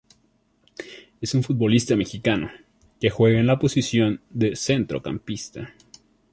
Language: Spanish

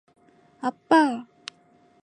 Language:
Korean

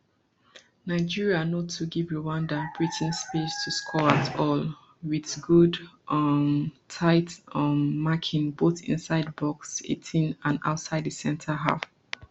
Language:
Nigerian Pidgin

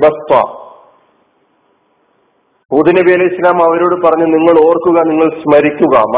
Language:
Malayalam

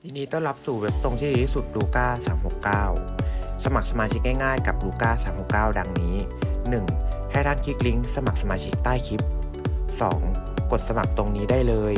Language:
Thai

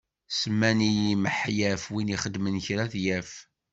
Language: Kabyle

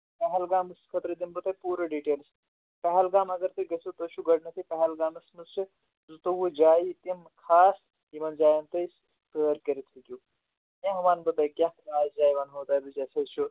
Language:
Kashmiri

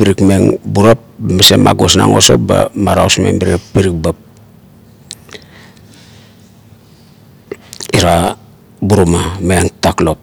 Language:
Kuot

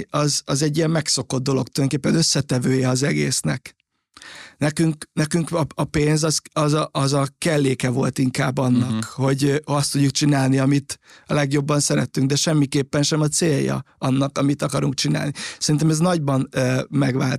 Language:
Hungarian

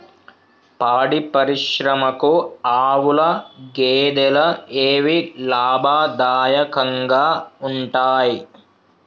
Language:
Telugu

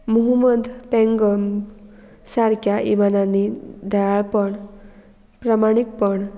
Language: Konkani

